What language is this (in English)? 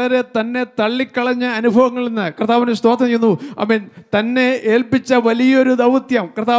Malayalam